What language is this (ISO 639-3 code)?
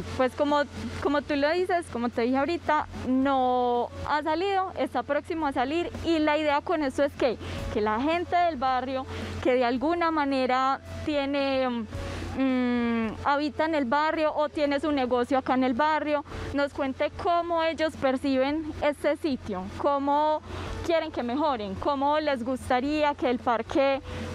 spa